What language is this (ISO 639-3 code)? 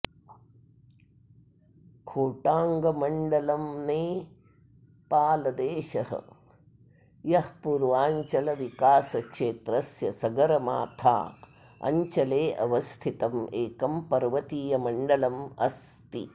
san